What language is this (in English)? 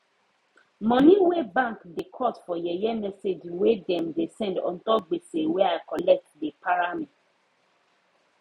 Nigerian Pidgin